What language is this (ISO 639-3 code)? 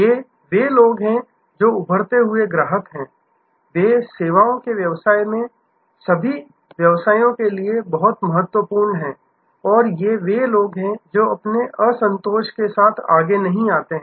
hin